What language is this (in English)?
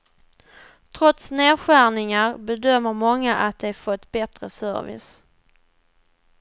Swedish